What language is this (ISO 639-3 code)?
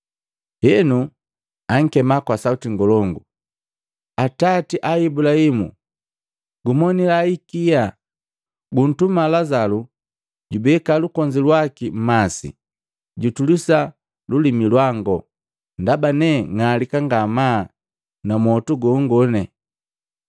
mgv